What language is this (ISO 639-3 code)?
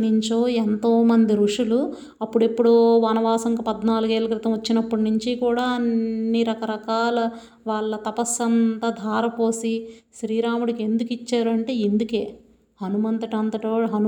tel